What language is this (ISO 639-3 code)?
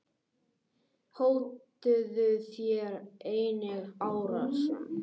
isl